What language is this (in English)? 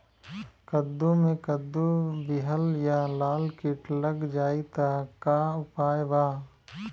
Bhojpuri